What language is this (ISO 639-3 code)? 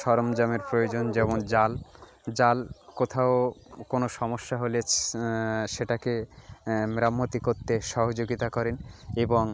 ben